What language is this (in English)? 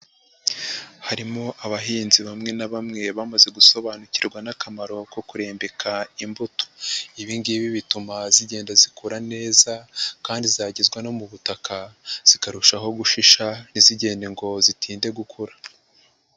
Kinyarwanda